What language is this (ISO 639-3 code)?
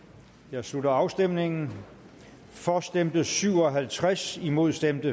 dan